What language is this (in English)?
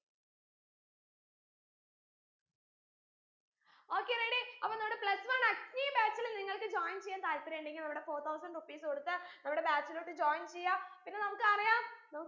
Malayalam